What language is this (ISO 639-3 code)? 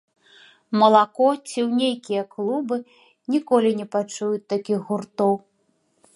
bel